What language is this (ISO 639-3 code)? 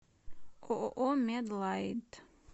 rus